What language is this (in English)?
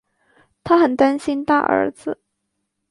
Chinese